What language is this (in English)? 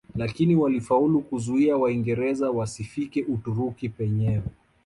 Swahili